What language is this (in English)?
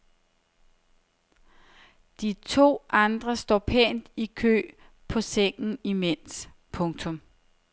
Danish